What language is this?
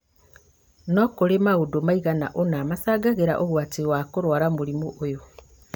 Kikuyu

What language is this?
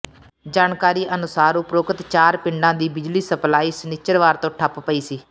Punjabi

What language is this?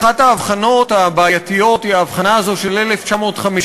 Hebrew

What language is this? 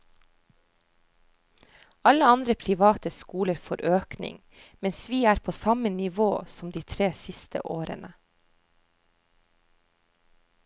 Norwegian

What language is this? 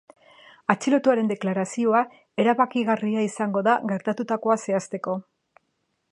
Basque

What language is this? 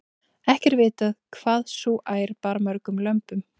Icelandic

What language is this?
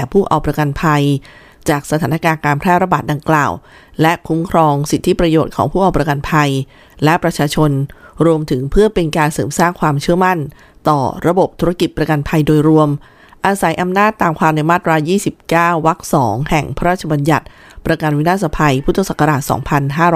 Thai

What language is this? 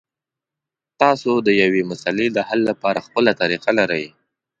Pashto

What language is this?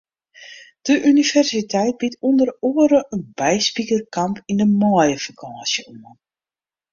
Western Frisian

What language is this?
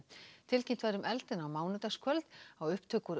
Icelandic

